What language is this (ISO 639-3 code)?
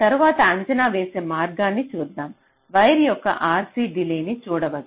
tel